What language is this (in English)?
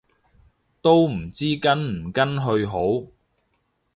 Cantonese